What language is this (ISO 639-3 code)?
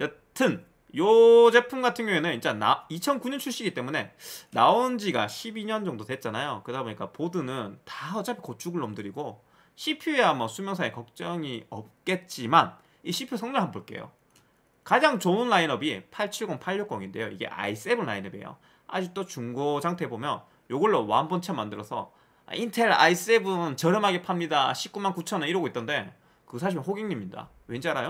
kor